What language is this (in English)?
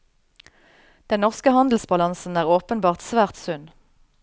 Norwegian